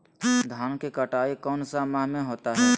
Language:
Magahi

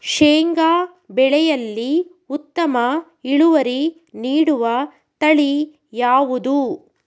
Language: Kannada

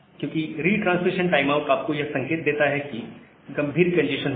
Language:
Hindi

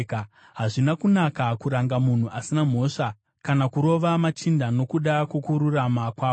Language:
Shona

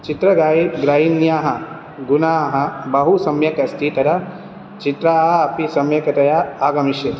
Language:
Sanskrit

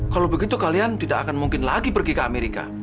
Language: Indonesian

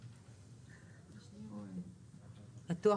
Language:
Hebrew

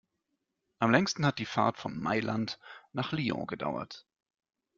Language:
German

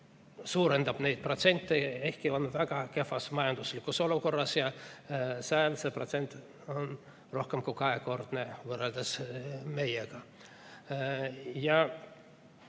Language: Estonian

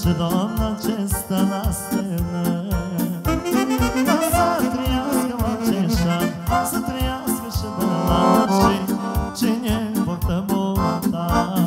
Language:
Romanian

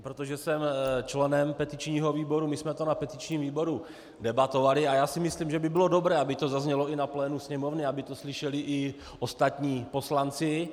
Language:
Czech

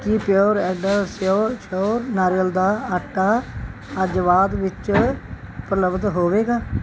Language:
Punjabi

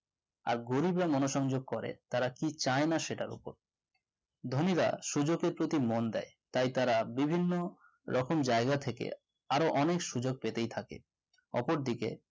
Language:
Bangla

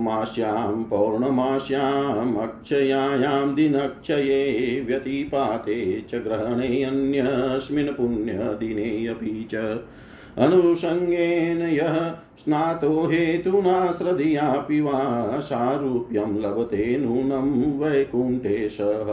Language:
Hindi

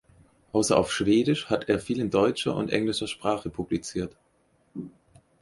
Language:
German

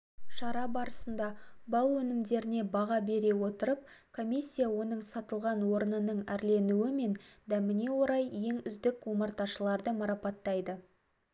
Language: Kazakh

